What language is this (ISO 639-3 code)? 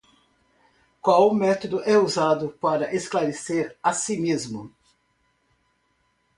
por